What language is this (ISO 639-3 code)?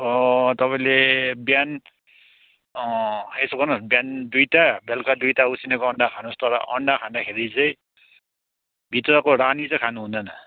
nep